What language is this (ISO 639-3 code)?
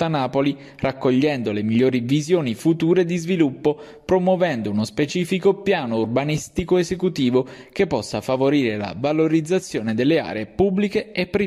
ita